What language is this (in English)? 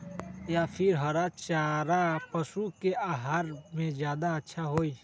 Magahi